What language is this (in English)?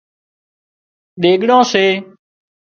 Wadiyara Koli